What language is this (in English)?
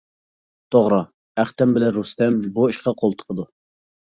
Uyghur